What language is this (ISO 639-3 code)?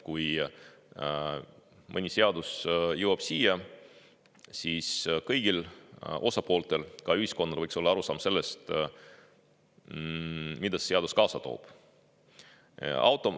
est